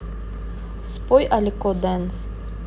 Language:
Russian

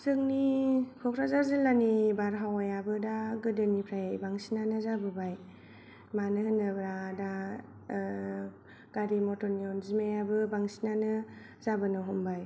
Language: Bodo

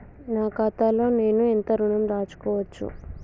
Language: Telugu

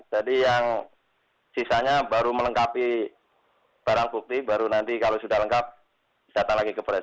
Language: Indonesian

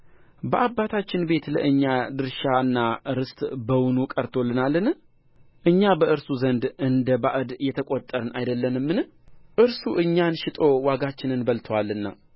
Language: Amharic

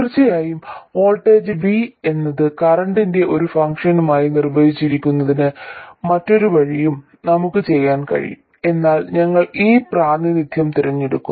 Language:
Malayalam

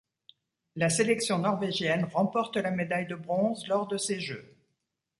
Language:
French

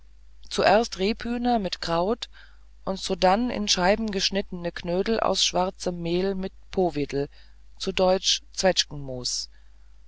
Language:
German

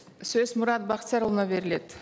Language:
Kazakh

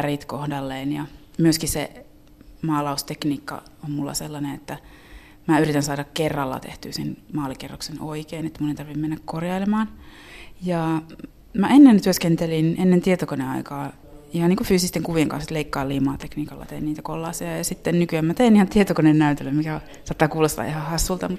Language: Finnish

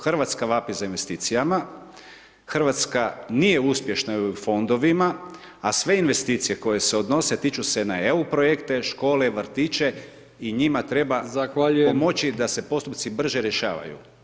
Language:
Croatian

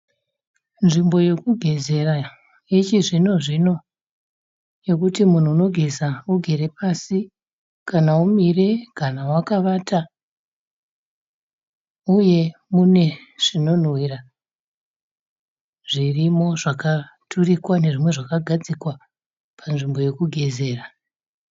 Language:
Shona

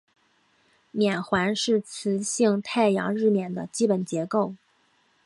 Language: Chinese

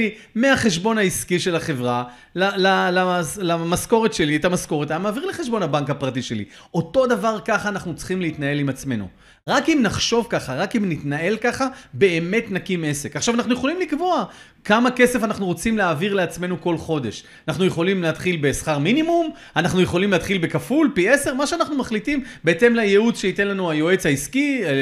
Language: Hebrew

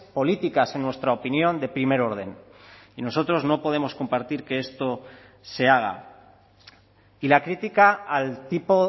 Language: Spanish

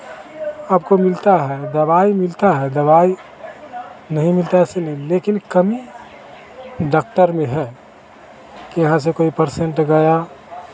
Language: Hindi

